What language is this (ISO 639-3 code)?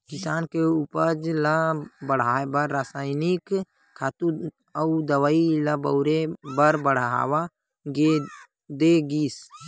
hne